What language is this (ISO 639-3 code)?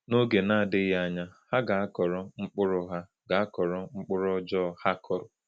ibo